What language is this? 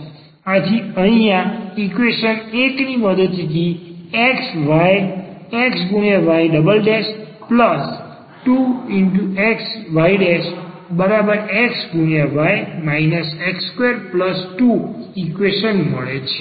Gujarati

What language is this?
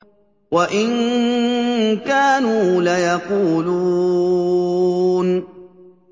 Arabic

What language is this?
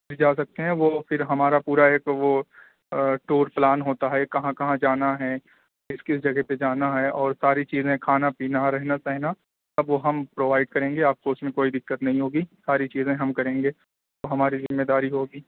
Urdu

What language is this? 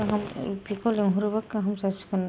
Bodo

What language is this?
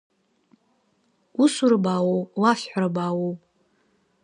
Abkhazian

